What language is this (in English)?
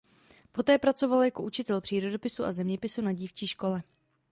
Czech